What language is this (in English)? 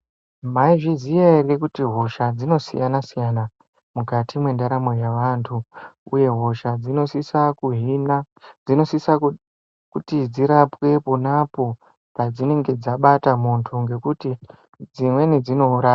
Ndau